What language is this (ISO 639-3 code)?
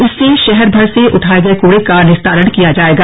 hin